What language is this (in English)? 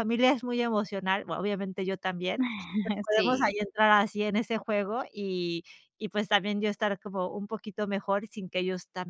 Spanish